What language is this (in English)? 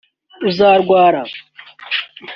Kinyarwanda